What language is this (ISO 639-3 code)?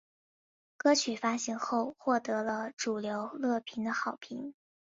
zho